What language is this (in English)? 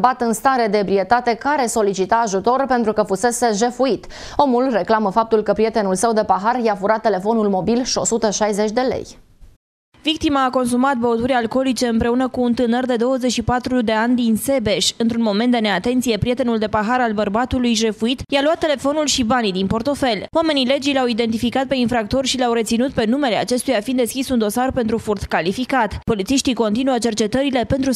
Romanian